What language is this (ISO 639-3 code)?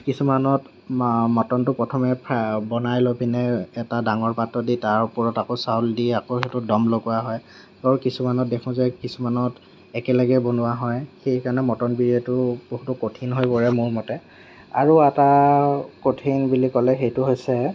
asm